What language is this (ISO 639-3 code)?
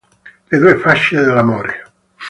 ita